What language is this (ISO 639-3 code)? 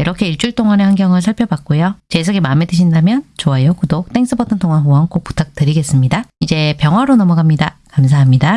kor